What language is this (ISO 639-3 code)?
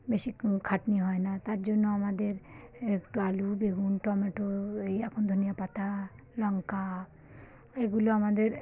ben